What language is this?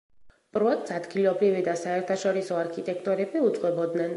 Georgian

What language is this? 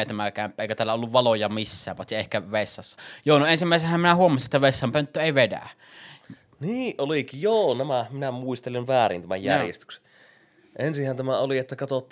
Finnish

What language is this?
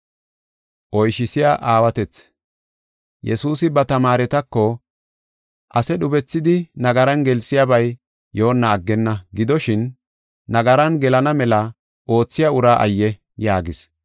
Gofa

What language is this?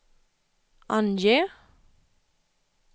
Swedish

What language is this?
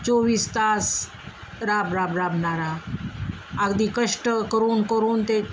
Marathi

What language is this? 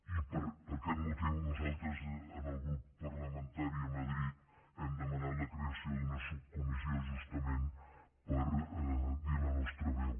Catalan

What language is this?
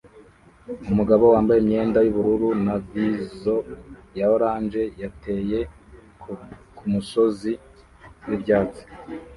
Kinyarwanda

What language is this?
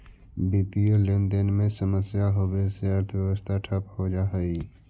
Magahi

